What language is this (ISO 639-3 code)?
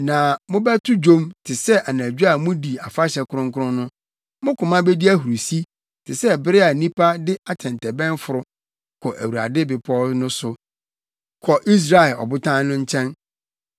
aka